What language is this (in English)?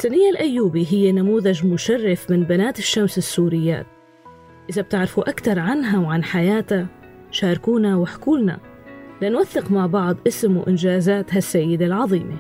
Arabic